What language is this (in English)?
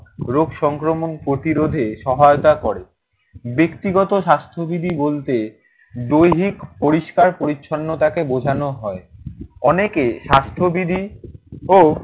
Bangla